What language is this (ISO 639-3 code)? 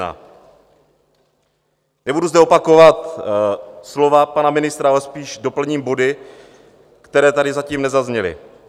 ces